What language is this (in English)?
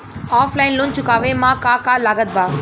Bhojpuri